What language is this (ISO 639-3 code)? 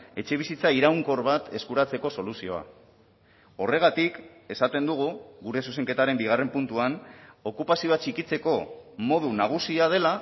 eus